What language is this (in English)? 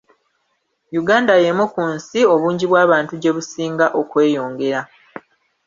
Ganda